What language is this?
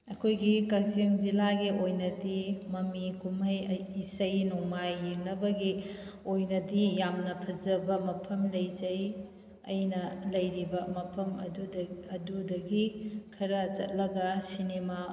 Manipuri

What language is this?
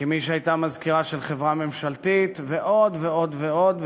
Hebrew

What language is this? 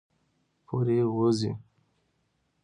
Pashto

